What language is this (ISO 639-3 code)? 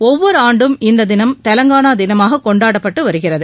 tam